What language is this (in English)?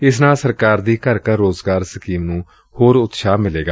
Punjabi